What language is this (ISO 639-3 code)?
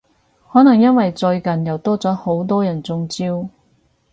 yue